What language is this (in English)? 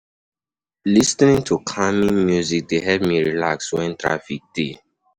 Nigerian Pidgin